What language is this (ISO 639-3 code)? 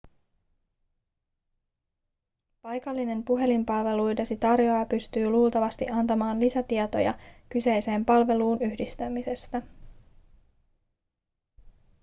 fin